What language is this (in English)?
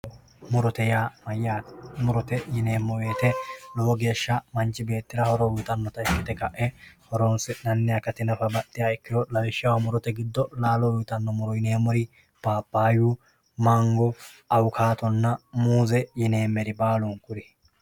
Sidamo